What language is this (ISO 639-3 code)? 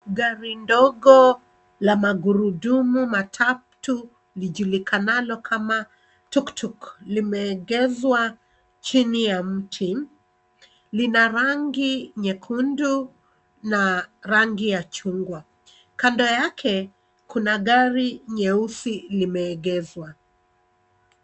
swa